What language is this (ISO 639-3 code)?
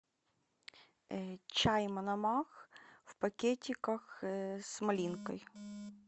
rus